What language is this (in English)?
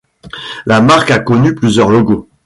French